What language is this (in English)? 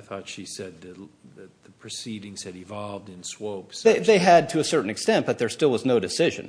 English